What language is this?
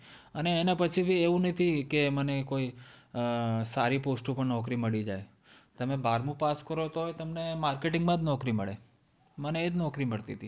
Gujarati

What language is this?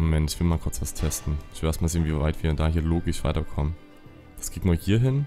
German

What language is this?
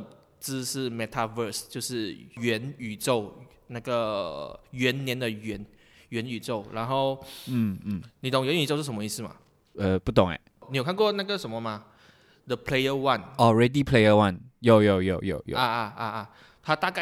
Chinese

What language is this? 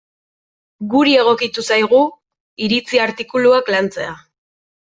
Basque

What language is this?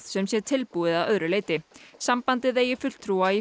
Icelandic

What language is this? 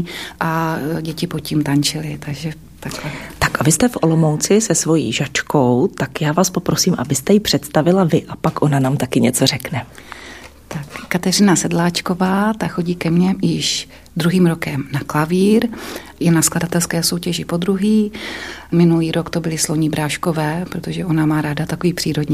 Czech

